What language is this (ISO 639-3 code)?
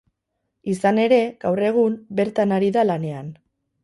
eus